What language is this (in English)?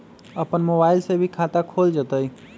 Magahi